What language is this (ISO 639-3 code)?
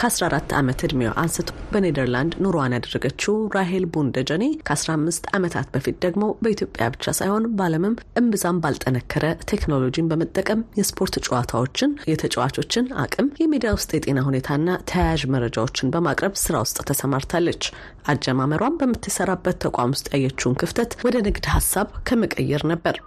amh